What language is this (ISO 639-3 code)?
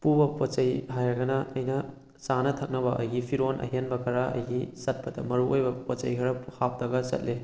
mni